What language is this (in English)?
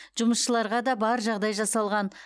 Kazakh